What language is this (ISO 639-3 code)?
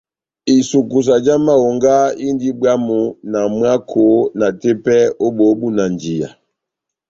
bnm